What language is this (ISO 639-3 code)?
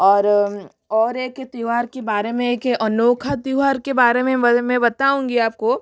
hin